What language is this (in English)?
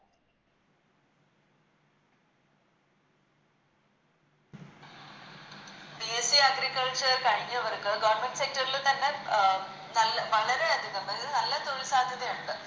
Malayalam